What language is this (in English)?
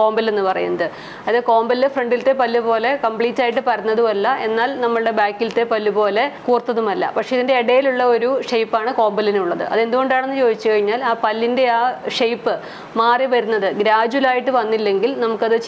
Malayalam